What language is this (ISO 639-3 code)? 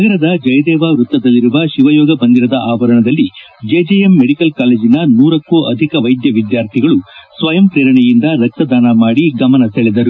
kan